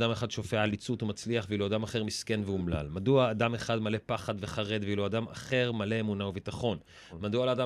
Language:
Hebrew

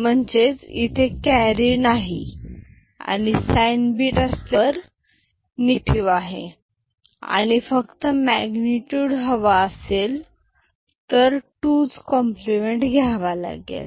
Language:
Marathi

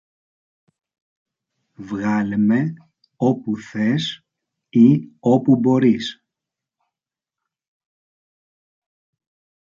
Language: Greek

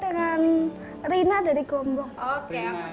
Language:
Indonesian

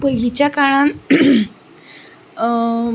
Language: Konkani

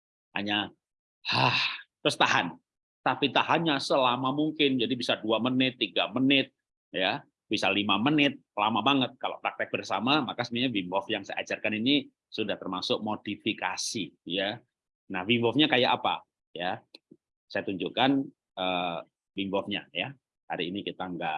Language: Indonesian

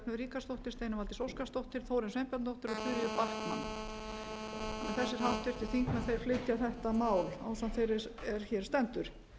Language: Icelandic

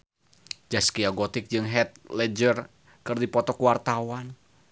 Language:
Sundanese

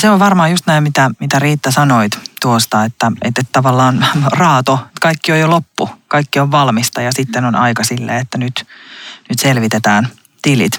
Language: Finnish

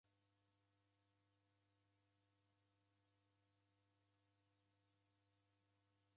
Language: Taita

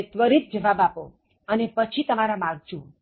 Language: Gujarati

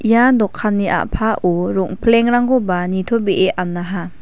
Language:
Garo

